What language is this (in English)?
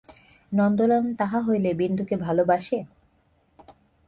Bangla